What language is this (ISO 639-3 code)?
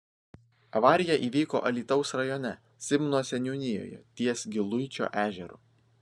lit